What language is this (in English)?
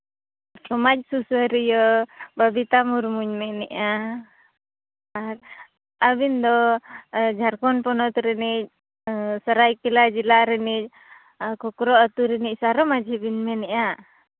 Santali